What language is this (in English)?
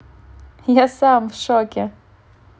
Russian